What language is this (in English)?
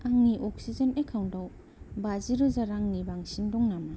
Bodo